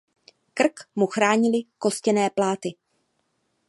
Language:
Czech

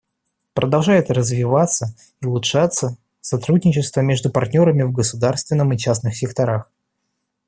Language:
Russian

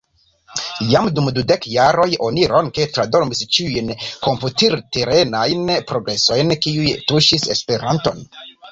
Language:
Esperanto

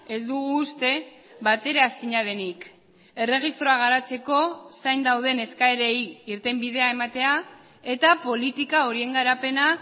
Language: Basque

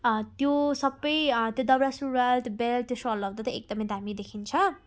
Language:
Nepali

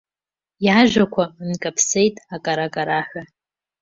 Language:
Abkhazian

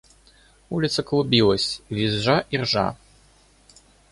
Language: Russian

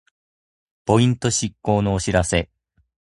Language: Japanese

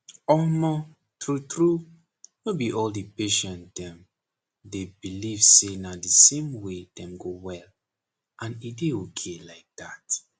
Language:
Nigerian Pidgin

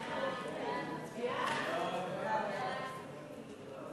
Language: Hebrew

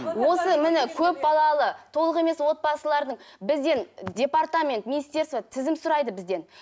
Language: Kazakh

